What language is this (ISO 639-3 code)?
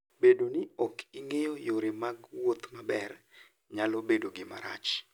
luo